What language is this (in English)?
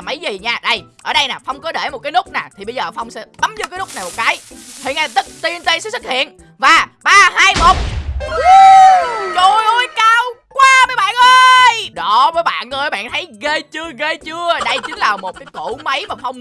Vietnamese